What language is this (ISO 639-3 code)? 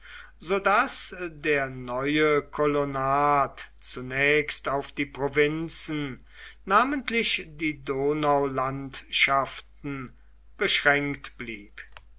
deu